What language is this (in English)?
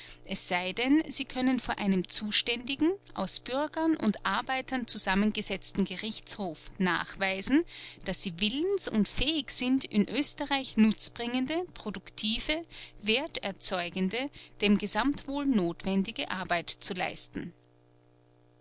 German